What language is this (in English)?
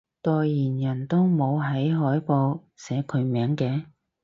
Cantonese